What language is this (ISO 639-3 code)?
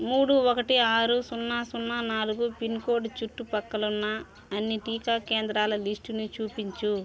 tel